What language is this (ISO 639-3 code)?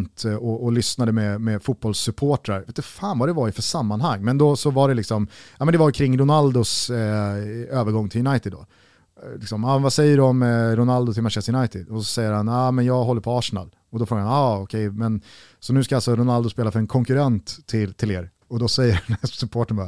swe